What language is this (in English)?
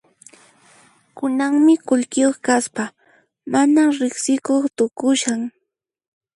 Puno Quechua